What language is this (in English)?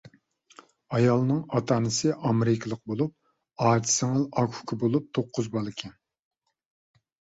Uyghur